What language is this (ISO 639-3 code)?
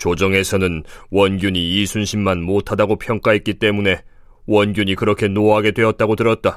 kor